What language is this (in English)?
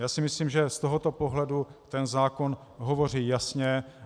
Czech